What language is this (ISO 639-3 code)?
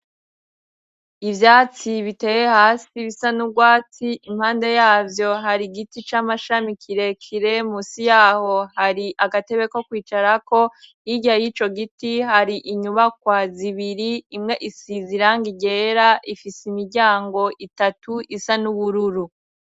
run